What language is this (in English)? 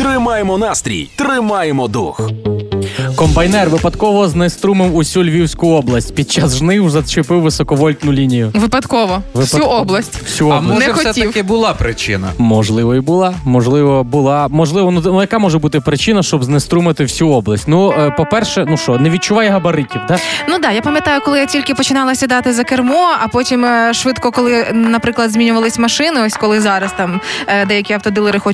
Ukrainian